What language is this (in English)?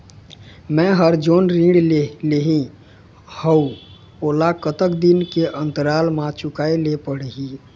Chhattisgarhi